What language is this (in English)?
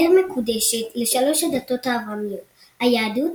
Hebrew